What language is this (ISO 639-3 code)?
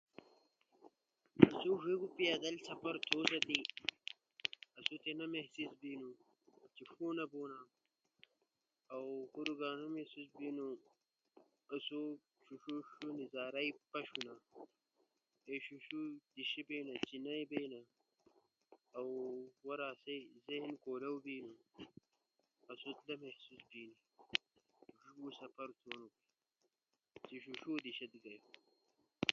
ush